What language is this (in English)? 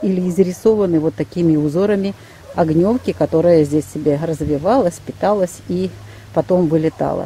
Russian